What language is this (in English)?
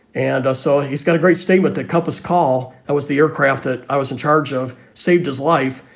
English